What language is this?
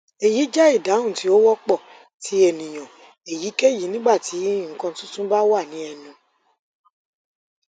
Yoruba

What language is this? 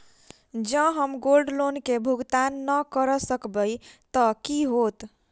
Maithili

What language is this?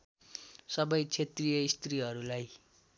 Nepali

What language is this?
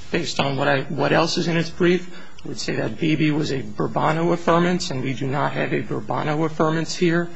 English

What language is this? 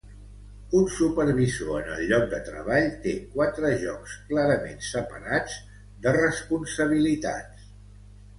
Catalan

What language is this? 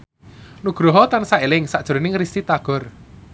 Javanese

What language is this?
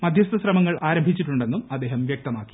Malayalam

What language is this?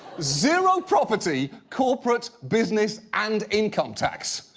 English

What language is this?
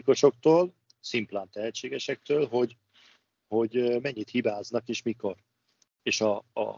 Hungarian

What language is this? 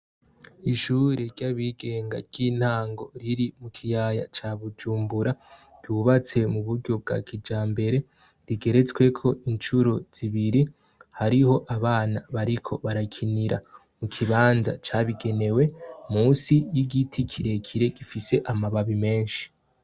Rundi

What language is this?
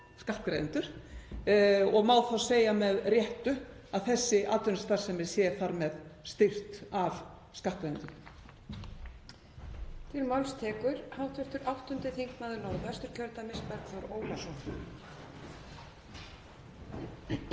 Icelandic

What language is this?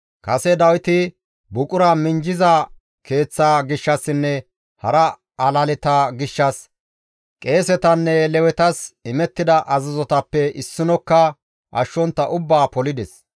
Gamo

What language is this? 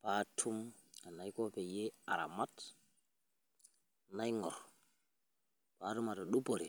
Masai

